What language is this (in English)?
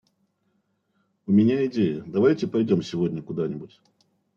Russian